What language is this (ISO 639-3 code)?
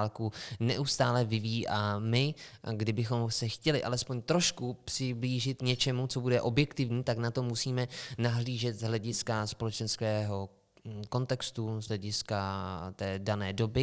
ces